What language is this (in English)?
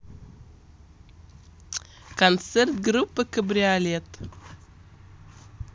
Russian